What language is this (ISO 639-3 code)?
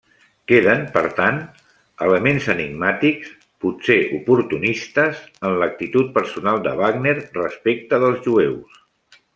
cat